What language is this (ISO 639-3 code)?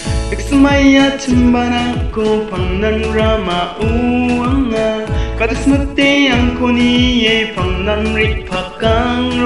tha